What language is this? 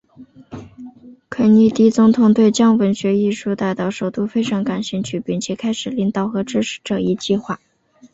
Chinese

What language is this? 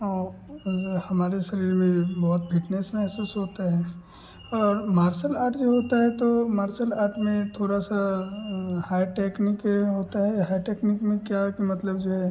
Hindi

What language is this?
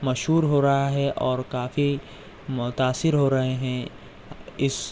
Urdu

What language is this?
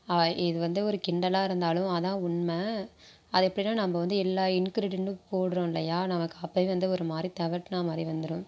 Tamil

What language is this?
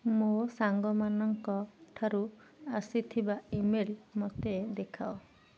Odia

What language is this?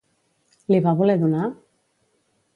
Catalan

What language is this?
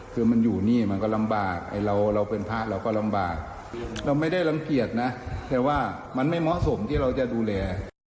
Thai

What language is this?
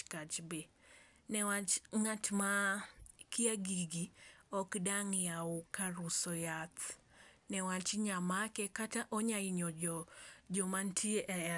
Luo (Kenya and Tanzania)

